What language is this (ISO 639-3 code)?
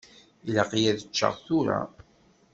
kab